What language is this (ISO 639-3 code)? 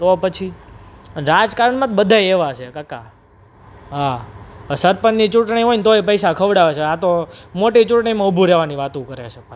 guj